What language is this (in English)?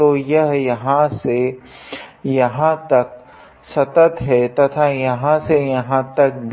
Hindi